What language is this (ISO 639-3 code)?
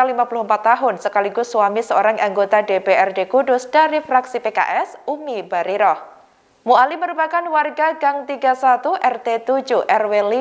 ind